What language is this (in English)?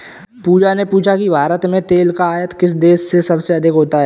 Hindi